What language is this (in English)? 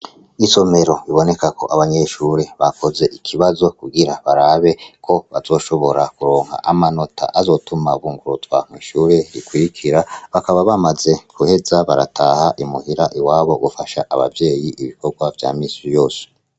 Rundi